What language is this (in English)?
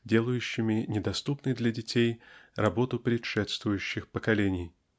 Russian